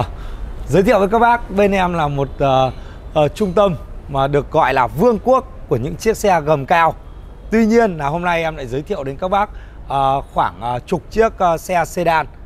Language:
Vietnamese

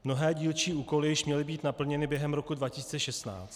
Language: Czech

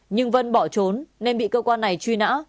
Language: Vietnamese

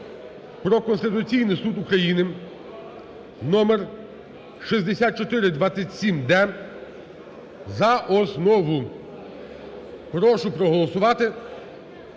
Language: Ukrainian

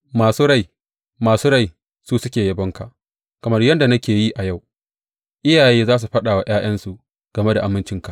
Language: Hausa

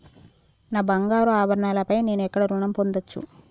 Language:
Telugu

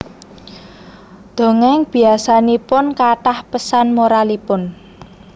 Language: Javanese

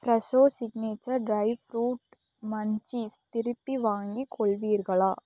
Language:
Tamil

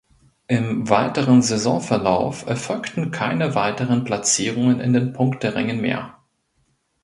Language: German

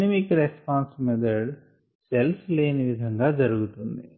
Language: Telugu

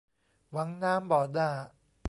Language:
Thai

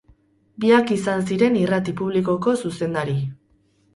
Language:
Basque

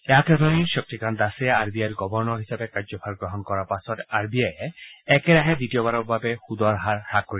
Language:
Assamese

